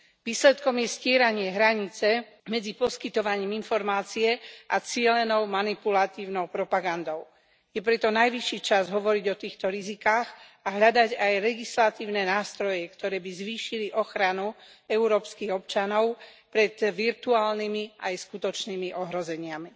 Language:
Slovak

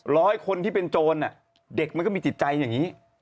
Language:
Thai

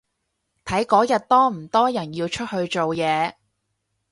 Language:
Cantonese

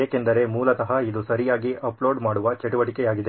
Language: Kannada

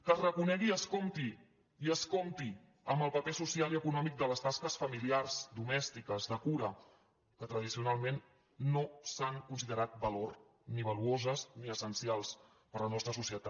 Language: Catalan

